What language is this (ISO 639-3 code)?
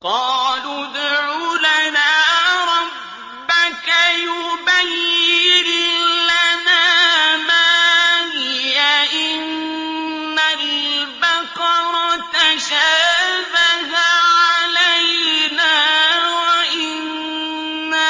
ara